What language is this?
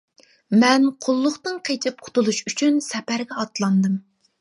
Uyghur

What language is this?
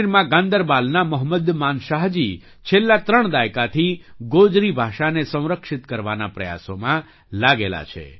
Gujarati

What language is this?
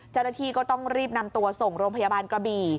Thai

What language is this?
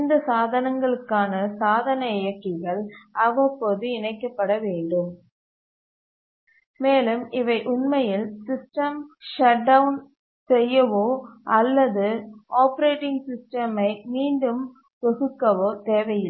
Tamil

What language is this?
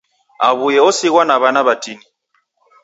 Taita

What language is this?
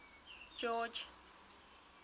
Southern Sotho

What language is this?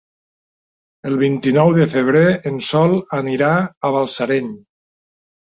Catalan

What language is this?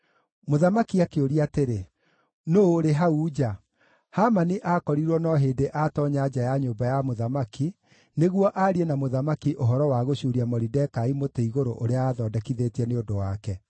Kikuyu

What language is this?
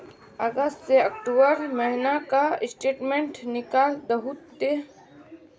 Magahi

